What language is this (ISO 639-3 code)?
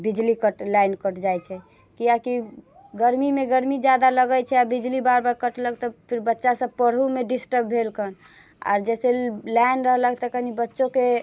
mai